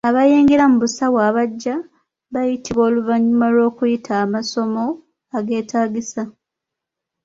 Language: Ganda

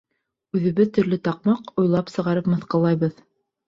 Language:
Bashkir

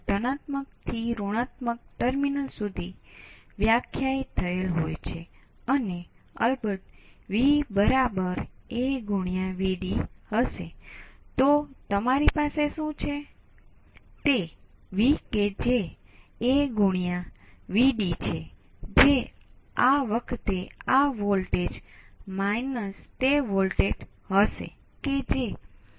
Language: Gujarati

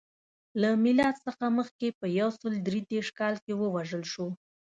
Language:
Pashto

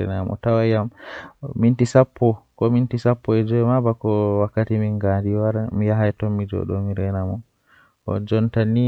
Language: Western Niger Fulfulde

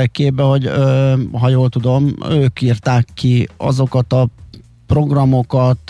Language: Hungarian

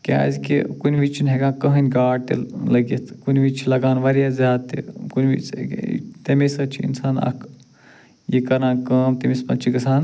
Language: Kashmiri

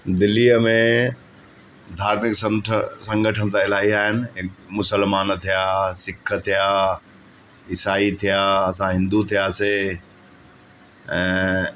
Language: Sindhi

